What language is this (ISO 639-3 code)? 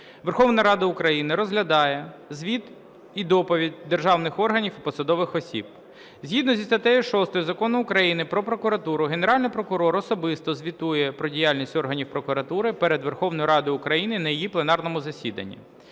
ukr